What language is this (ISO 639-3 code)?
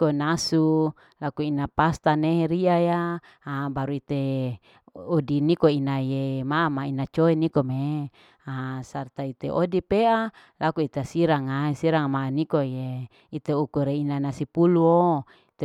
alo